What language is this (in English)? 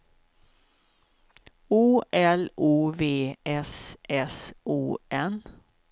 Swedish